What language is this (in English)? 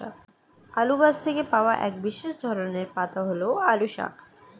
Bangla